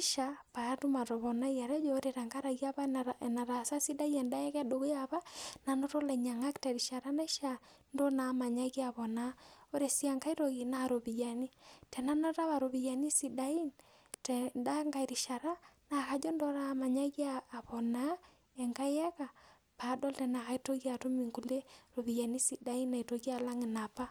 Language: Masai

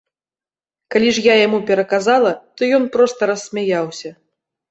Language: Belarusian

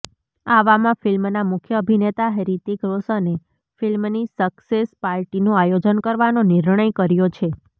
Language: Gujarati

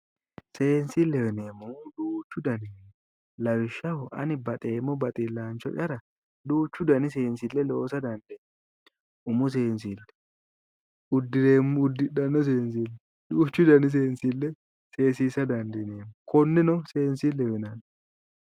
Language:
Sidamo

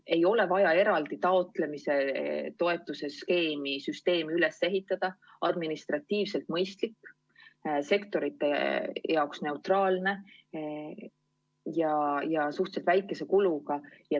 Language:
Estonian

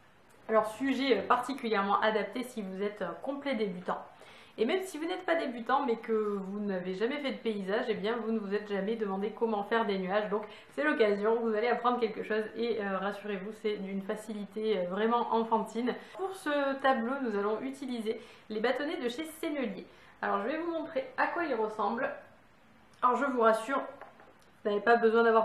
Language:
French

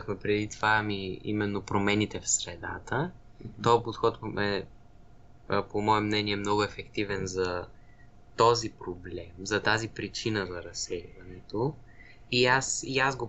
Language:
Bulgarian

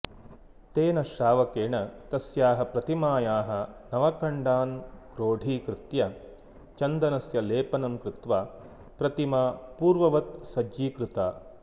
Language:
Sanskrit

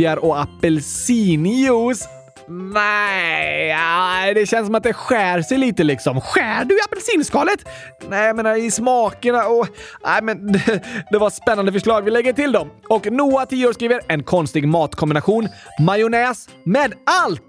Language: Swedish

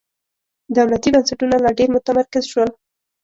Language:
Pashto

